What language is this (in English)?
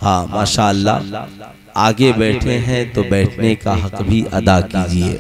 Hindi